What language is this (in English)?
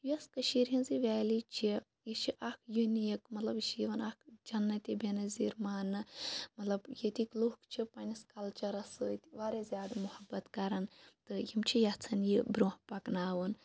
Kashmiri